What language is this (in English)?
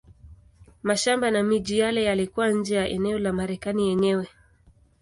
Swahili